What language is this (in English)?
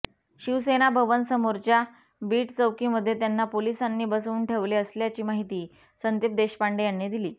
Marathi